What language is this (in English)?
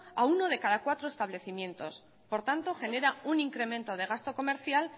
Spanish